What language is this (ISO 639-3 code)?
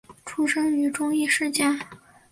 zho